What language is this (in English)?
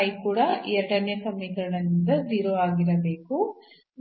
Kannada